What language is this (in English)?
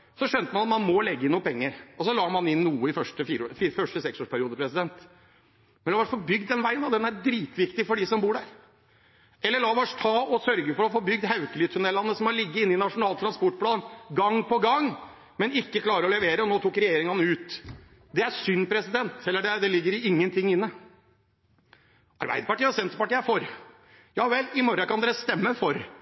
Norwegian Bokmål